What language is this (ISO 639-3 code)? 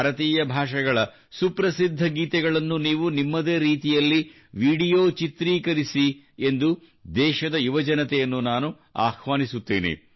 kan